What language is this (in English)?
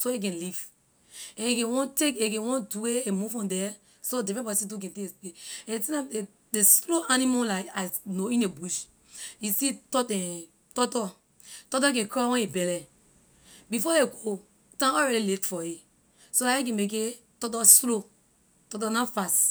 Liberian English